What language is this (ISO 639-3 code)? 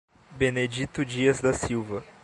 por